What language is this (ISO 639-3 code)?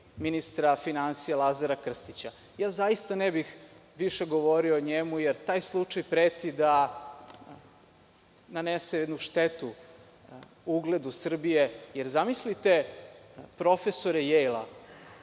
srp